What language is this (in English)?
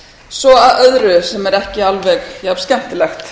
Icelandic